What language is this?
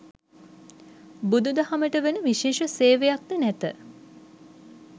Sinhala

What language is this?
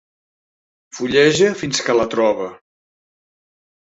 Catalan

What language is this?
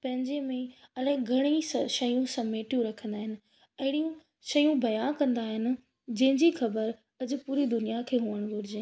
Sindhi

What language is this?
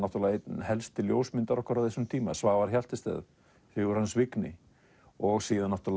Icelandic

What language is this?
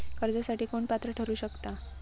Marathi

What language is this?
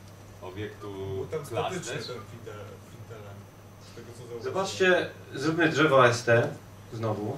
Polish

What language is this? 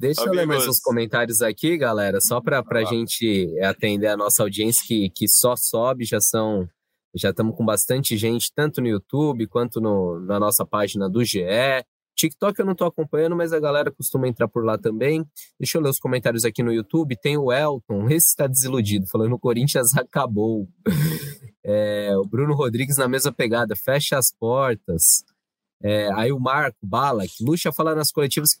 Portuguese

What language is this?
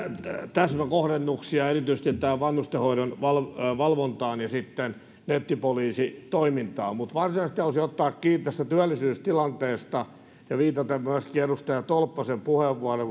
Finnish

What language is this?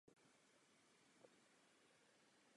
Czech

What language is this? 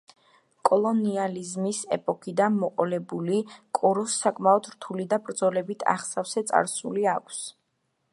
Georgian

